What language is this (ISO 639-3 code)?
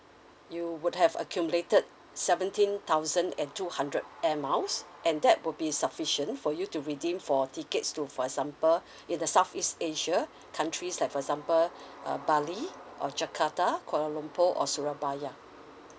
eng